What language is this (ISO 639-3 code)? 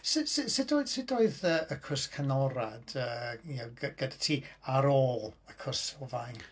cym